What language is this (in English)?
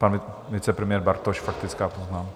Czech